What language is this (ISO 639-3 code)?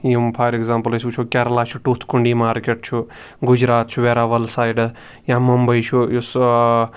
kas